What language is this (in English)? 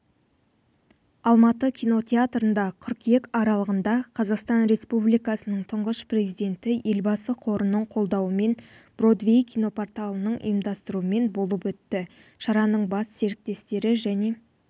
Kazakh